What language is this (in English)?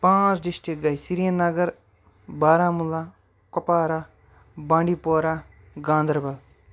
Kashmiri